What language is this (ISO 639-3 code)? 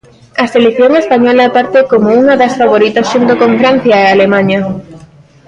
glg